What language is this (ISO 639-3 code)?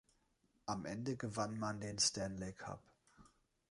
deu